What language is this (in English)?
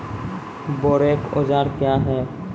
Maithili